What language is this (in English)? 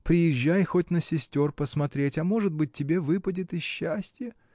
Russian